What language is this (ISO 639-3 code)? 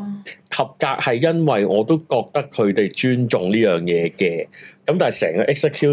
zho